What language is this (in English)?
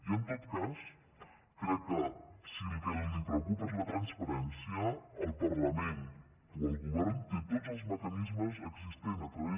Catalan